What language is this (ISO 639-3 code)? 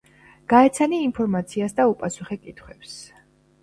kat